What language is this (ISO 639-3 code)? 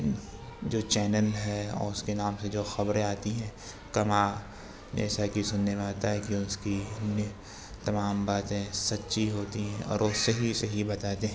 urd